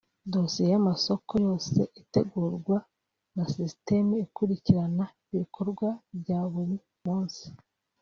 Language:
Kinyarwanda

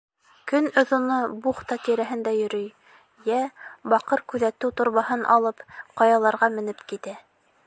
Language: Bashkir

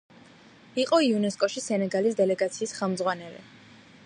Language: Georgian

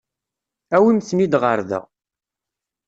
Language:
Kabyle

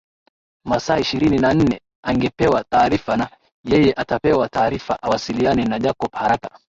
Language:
Swahili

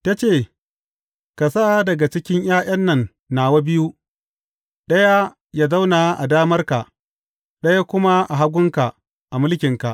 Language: Hausa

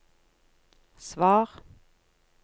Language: Norwegian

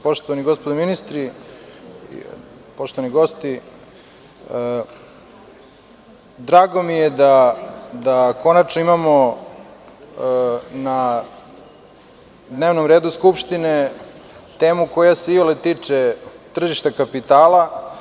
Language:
Serbian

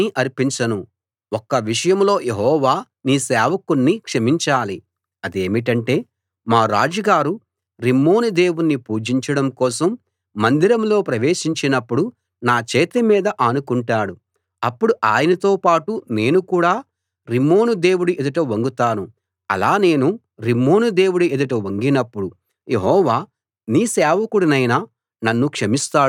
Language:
Telugu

